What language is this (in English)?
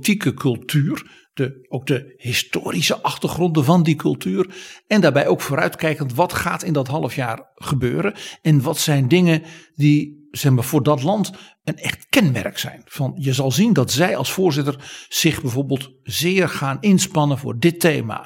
Dutch